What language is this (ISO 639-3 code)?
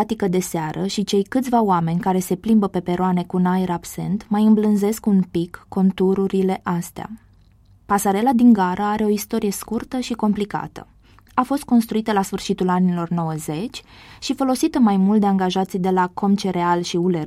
ron